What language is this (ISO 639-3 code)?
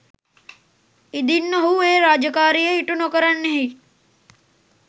sin